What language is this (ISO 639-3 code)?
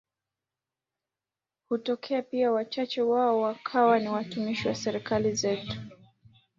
swa